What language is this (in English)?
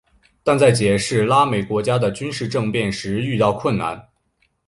Chinese